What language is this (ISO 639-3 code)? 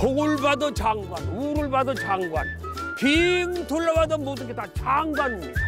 kor